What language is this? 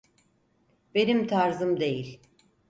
Turkish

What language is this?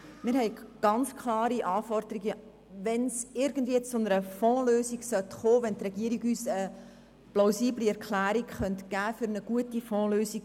Swiss German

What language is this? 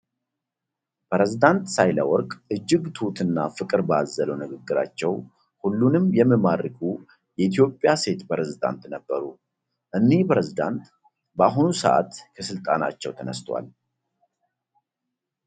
Amharic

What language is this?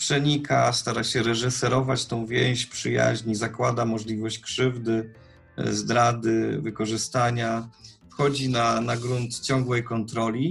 Polish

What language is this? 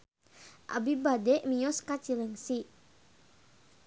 Sundanese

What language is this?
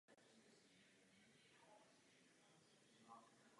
Czech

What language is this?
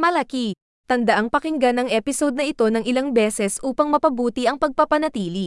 Filipino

